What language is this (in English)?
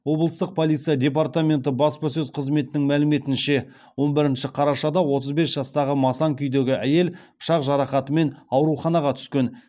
Kazakh